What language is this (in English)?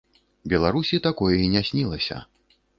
Belarusian